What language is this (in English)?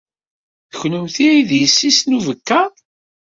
Kabyle